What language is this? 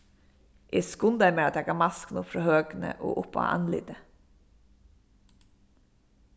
Faroese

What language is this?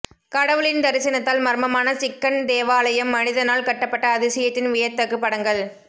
Tamil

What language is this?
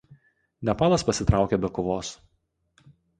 Lithuanian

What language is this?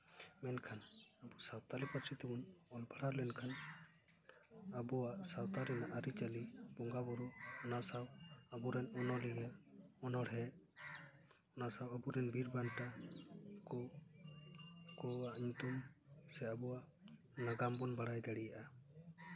Santali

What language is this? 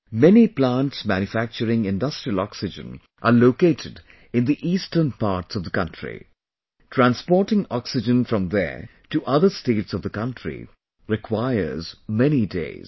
English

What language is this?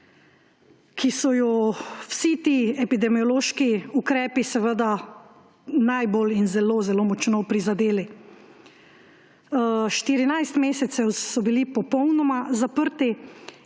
Slovenian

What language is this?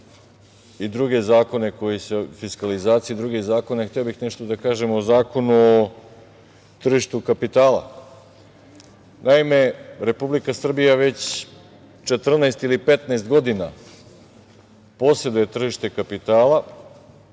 Serbian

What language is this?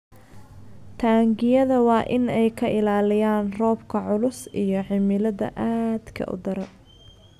Somali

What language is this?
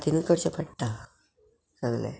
Konkani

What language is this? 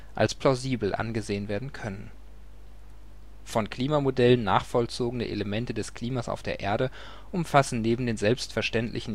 German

